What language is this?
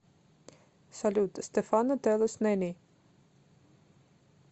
Russian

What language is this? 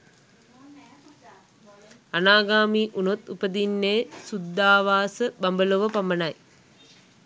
Sinhala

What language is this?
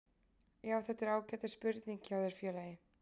Icelandic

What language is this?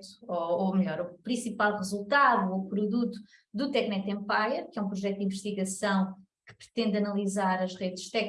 Portuguese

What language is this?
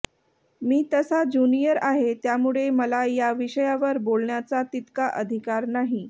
Marathi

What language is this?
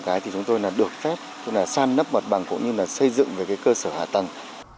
Vietnamese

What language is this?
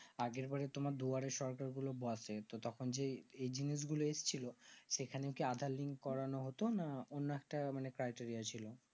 Bangla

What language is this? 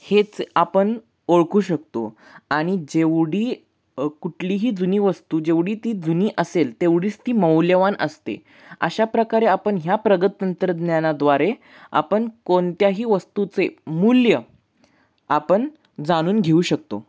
Marathi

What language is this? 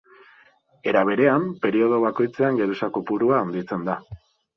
Basque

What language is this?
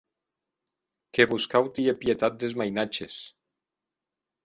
Occitan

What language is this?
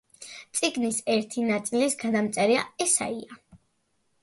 Georgian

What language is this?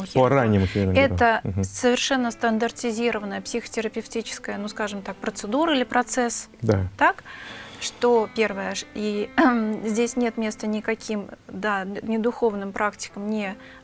Russian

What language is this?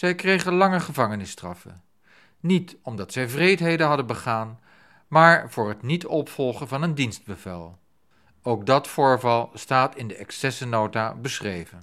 Dutch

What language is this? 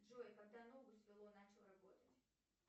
Russian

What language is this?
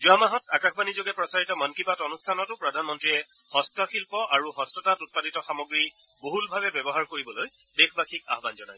Assamese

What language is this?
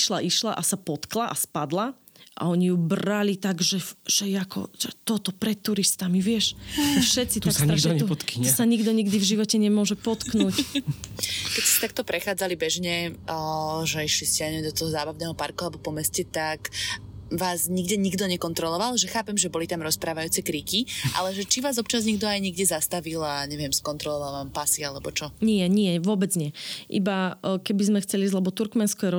Slovak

